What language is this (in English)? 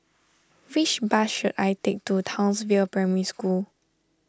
English